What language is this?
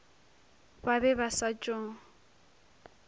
Northern Sotho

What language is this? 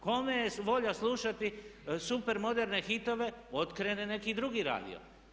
Croatian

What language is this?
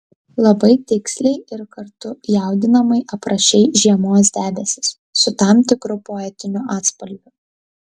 Lithuanian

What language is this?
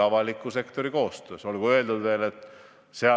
Estonian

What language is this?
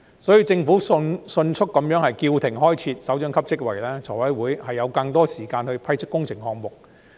Cantonese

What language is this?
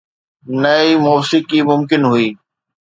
Sindhi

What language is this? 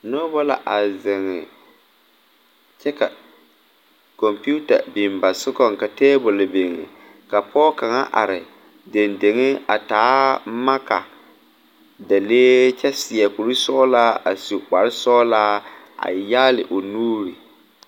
Southern Dagaare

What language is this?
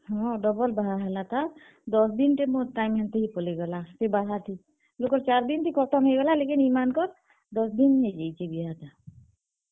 Odia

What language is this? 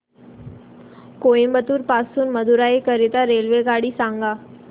Marathi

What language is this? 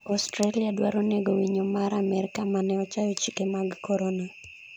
Luo (Kenya and Tanzania)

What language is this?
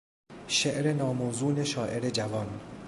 Persian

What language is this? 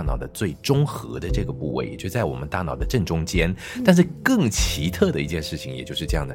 Chinese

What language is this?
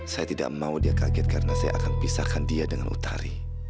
Indonesian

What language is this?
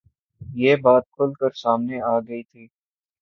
Urdu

